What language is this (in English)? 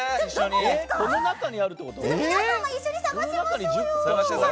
Japanese